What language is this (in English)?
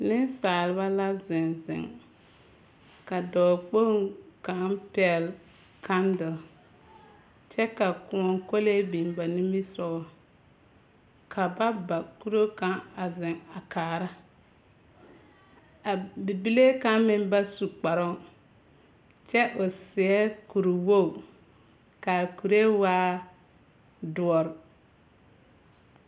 Southern Dagaare